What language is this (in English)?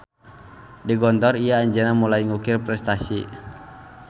Sundanese